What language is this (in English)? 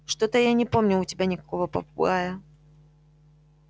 Russian